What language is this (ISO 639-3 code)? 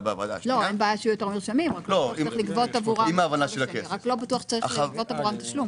heb